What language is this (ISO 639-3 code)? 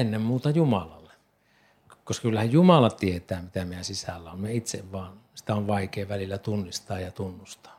fin